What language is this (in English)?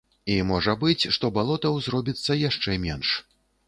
Belarusian